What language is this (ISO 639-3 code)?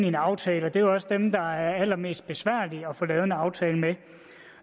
dan